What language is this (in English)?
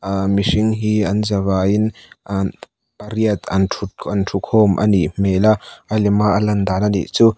Mizo